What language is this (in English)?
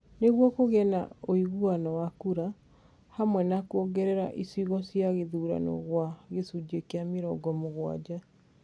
Kikuyu